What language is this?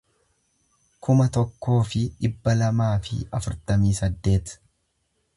Oromo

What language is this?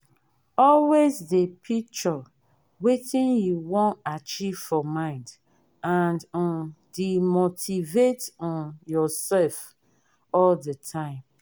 Nigerian Pidgin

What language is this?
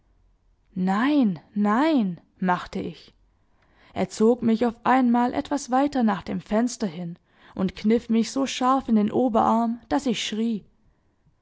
German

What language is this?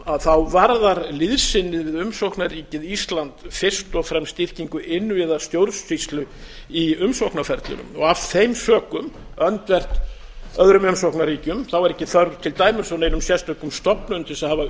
Icelandic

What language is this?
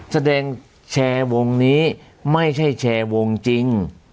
Thai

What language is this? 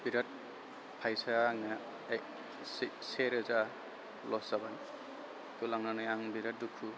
Bodo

